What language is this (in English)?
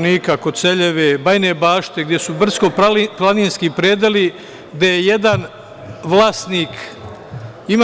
Serbian